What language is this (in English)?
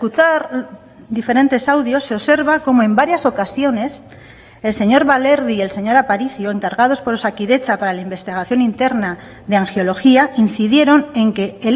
Spanish